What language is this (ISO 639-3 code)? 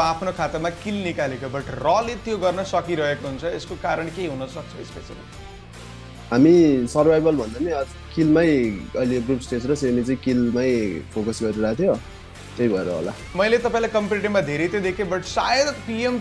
hin